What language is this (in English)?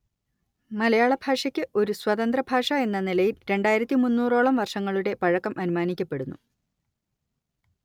Malayalam